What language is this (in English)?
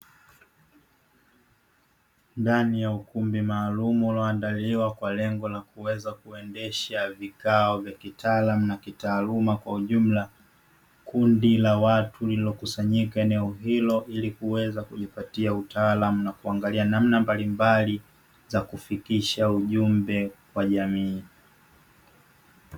Swahili